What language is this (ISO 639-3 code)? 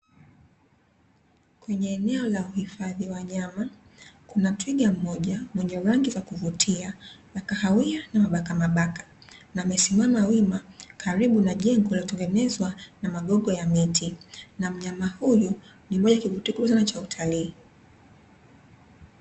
swa